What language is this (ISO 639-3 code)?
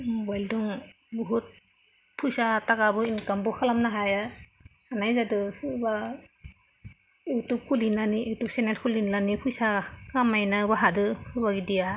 brx